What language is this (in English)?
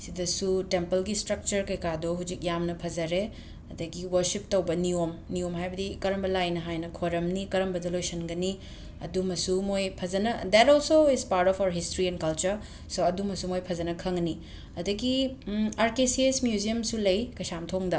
Manipuri